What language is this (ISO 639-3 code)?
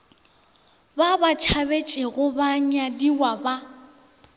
nso